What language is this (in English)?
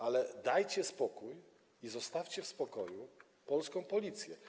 Polish